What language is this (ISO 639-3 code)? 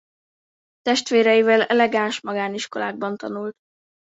hun